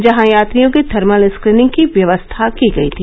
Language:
Hindi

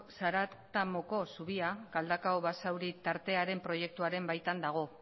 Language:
Basque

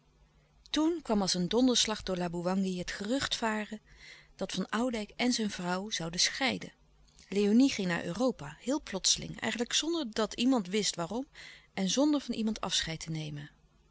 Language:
Dutch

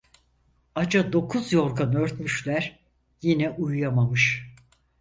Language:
Turkish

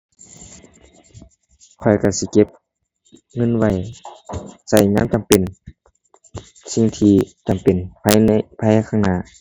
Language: Thai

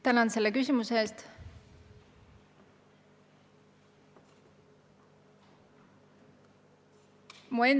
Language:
Estonian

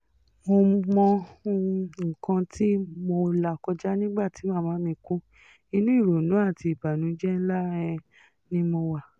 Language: Yoruba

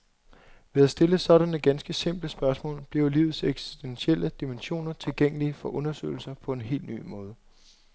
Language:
Danish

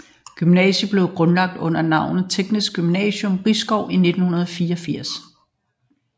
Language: Danish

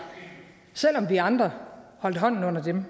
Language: Danish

